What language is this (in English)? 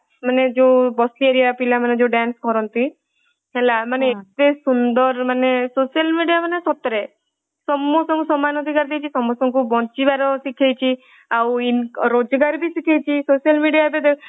Odia